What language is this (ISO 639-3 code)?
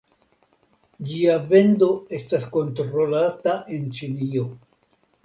epo